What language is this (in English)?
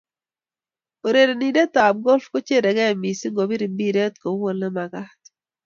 Kalenjin